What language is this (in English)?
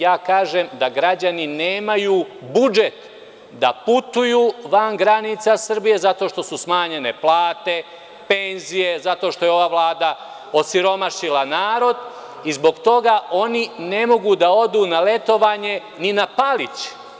Serbian